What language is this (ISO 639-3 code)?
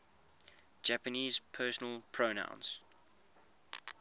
eng